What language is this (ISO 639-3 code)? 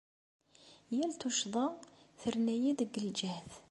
kab